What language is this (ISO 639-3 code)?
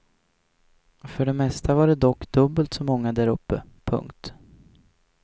swe